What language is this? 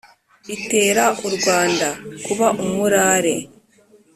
Kinyarwanda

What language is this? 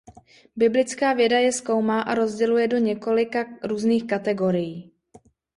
Czech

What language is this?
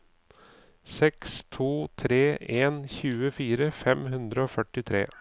Norwegian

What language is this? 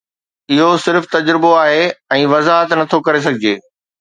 Sindhi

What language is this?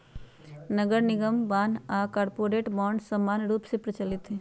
Magahi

